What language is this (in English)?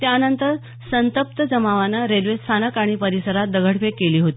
Marathi